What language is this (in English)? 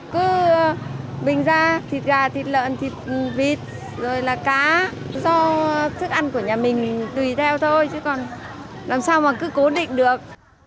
Vietnamese